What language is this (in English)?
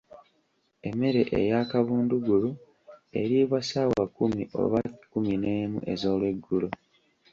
Ganda